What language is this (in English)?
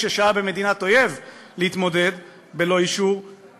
Hebrew